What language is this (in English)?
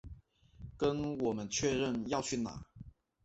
Chinese